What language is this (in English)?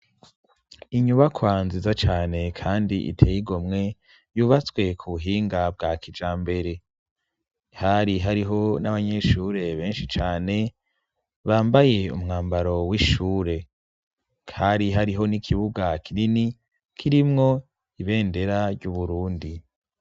Rundi